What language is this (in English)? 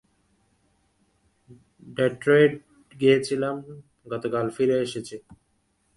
Bangla